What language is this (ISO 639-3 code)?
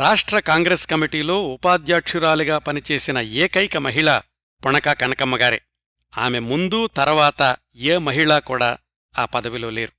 tel